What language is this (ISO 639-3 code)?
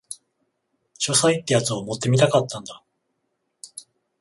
jpn